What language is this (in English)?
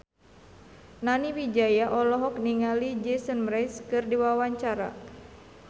Sundanese